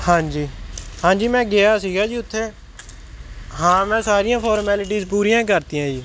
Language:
Punjabi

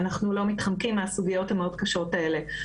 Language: Hebrew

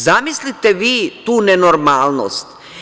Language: Serbian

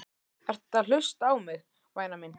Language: Icelandic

